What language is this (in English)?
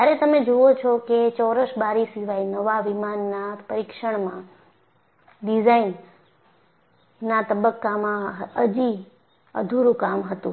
Gujarati